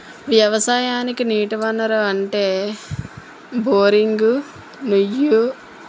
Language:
Telugu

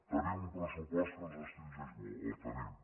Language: Catalan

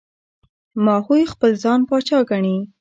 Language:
Pashto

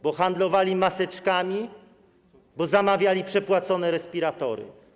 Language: Polish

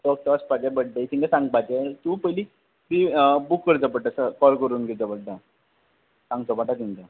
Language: Konkani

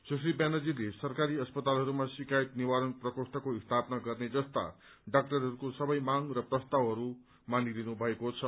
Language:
Nepali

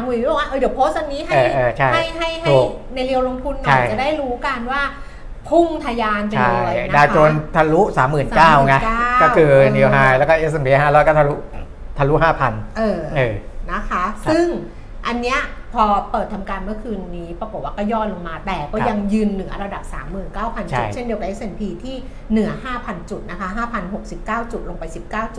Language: Thai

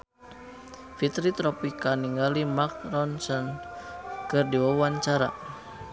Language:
Sundanese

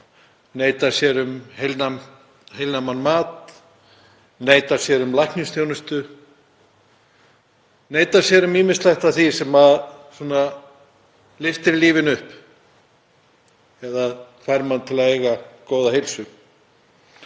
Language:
Icelandic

